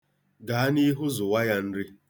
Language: Igbo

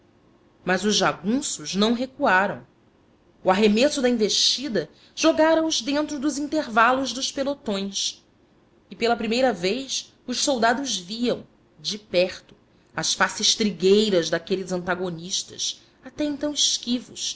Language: Portuguese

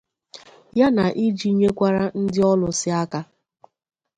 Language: Igbo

